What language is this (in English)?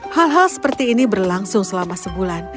Indonesian